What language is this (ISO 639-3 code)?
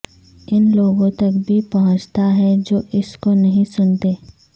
urd